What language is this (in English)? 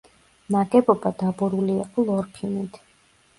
Georgian